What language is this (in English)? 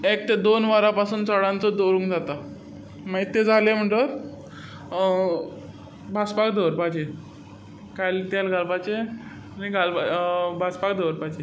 Konkani